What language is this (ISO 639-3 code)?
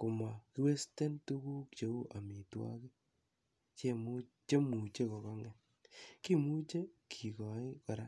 kln